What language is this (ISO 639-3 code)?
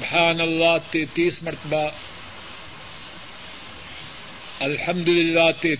urd